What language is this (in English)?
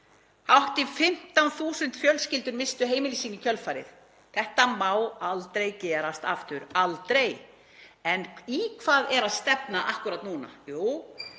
Icelandic